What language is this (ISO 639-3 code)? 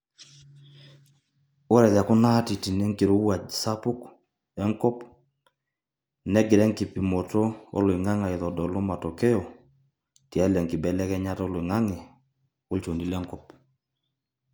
mas